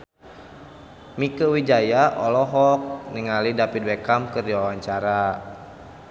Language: Sundanese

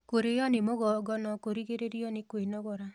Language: Kikuyu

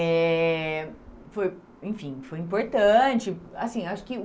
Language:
Portuguese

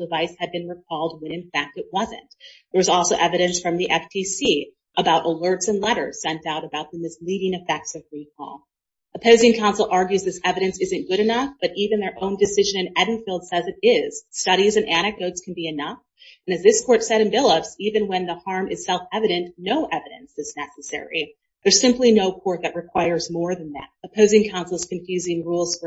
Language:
English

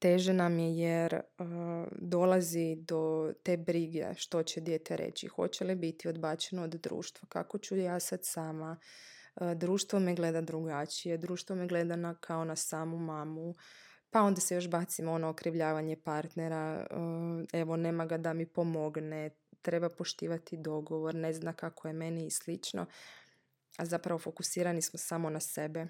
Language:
Croatian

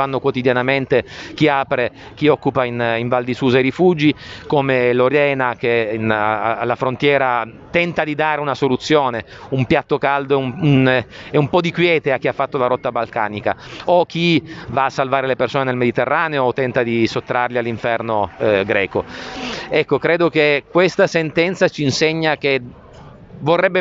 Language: Italian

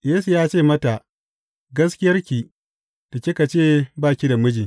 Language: Hausa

